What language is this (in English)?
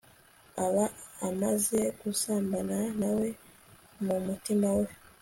Kinyarwanda